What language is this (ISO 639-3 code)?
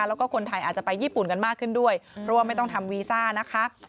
tha